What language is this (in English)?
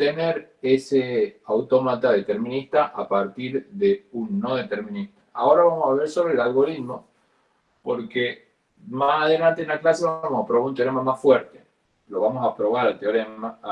Spanish